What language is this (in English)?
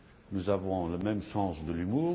French